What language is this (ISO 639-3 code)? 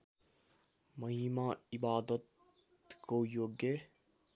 nep